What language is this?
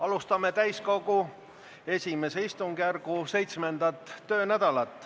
Estonian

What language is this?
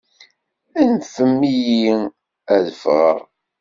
Kabyle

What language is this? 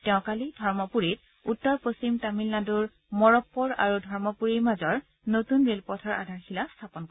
Assamese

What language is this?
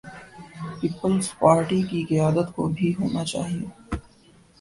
Urdu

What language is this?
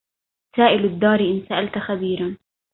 Arabic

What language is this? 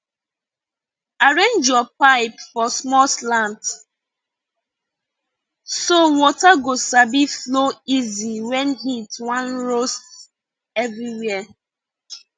Nigerian Pidgin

